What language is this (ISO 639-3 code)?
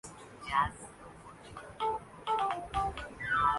urd